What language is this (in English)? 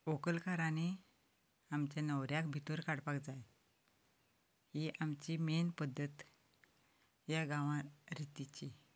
Konkani